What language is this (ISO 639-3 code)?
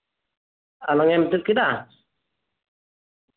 sat